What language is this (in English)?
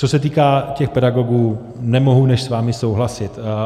Czech